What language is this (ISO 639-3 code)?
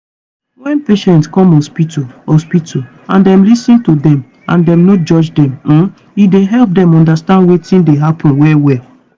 pcm